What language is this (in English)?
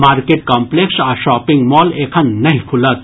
Maithili